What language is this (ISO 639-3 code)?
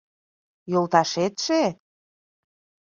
chm